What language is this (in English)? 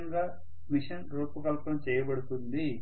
Telugu